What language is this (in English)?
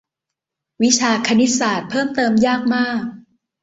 Thai